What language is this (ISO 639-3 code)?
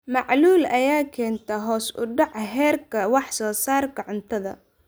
som